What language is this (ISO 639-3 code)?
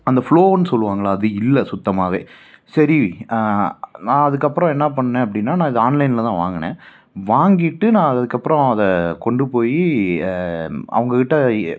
tam